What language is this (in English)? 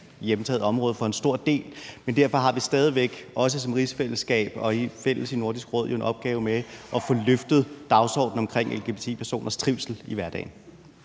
Danish